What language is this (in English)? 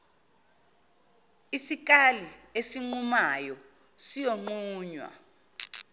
Zulu